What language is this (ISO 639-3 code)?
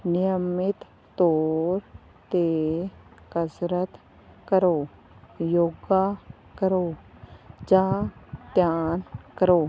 pan